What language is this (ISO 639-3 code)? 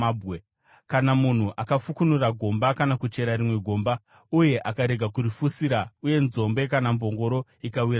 sna